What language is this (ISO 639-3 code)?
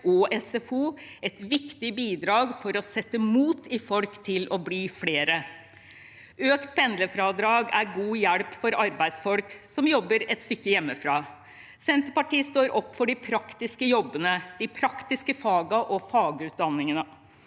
nor